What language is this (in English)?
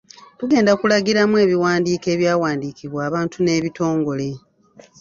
Ganda